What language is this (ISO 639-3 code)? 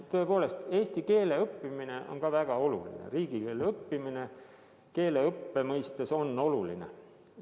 est